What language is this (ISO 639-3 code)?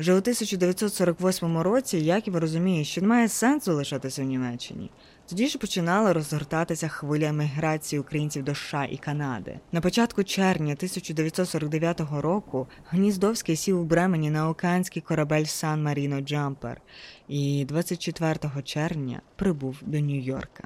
ukr